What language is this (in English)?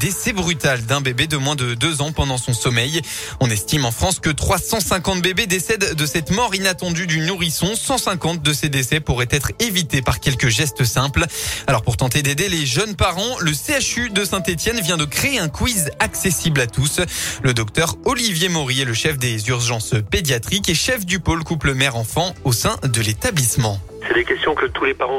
French